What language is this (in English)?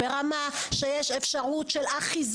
Hebrew